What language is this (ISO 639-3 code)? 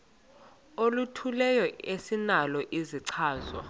xho